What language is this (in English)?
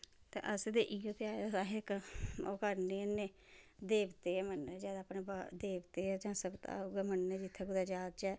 Dogri